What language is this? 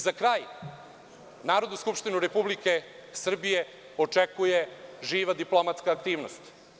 Serbian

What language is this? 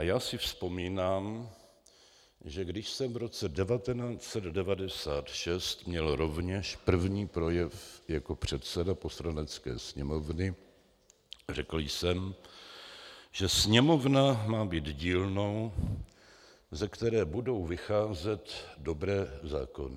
Czech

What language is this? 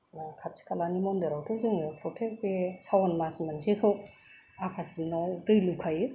Bodo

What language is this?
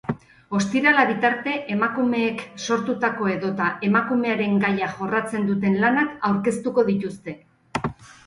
Basque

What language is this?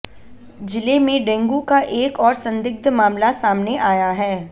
Hindi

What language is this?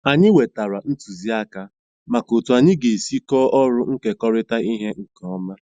Igbo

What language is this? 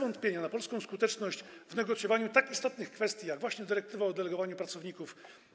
Polish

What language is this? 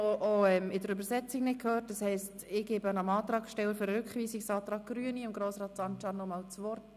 Swiss German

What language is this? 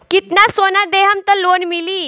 Bhojpuri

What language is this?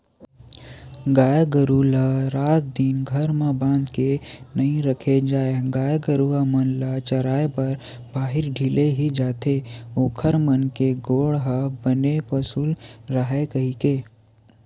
Chhattisgarhi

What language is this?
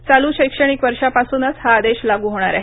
Marathi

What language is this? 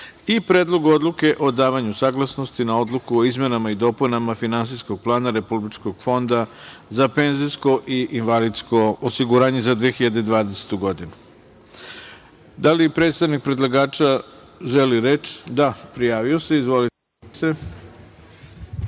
Serbian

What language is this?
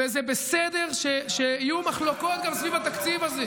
Hebrew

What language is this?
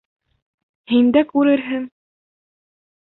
Bashkir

